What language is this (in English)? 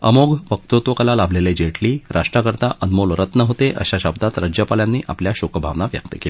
Marathi